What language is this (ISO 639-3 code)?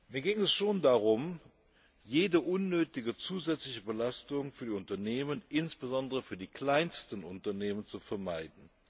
deu